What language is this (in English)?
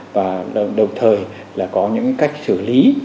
Vietnamese